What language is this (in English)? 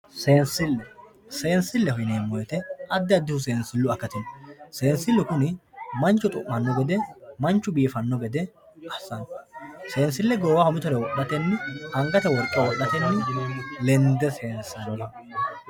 Sidamo